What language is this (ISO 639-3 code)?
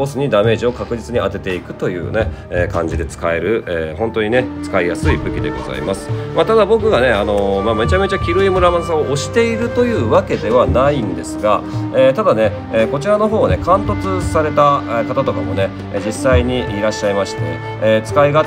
jpn